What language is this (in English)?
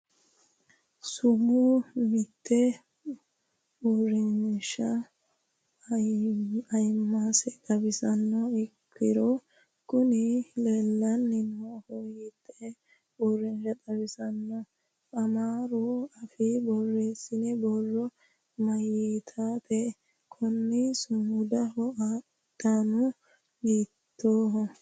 Sidamo